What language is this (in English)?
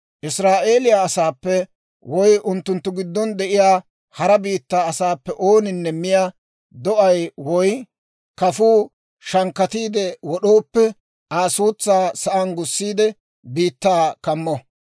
Dawro